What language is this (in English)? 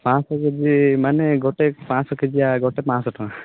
Odia